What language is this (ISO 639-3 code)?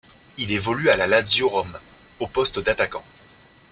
fra